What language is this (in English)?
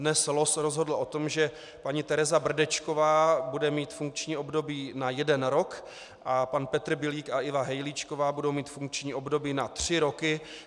Czech